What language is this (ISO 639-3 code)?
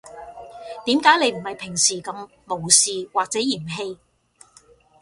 yue